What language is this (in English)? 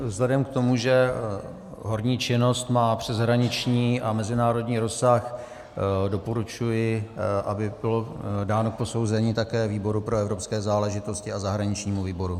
Czech